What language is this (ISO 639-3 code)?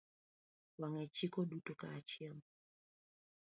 luo